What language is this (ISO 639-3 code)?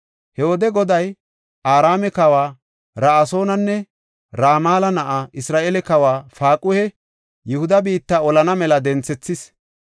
gof